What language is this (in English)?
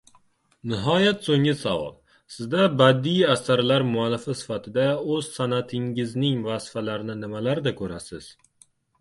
Uzbek